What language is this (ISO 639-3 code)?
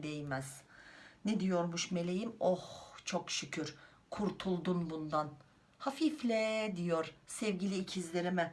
tur